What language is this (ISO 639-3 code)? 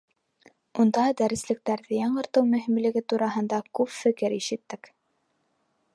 bak